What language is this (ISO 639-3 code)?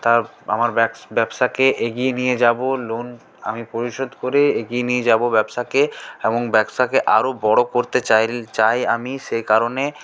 ben